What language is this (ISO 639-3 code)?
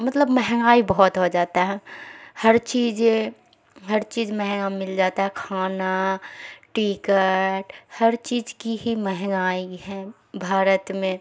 urd